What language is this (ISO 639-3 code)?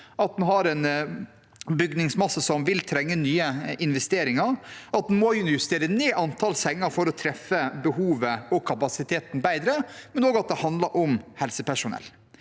nor